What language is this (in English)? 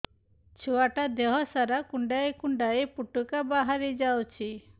Odia